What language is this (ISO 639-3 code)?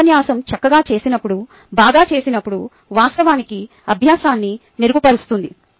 tel